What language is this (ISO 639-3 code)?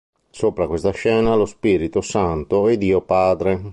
ita